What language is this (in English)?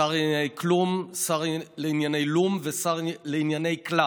Hebrew